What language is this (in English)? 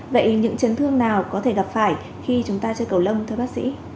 Vietnamese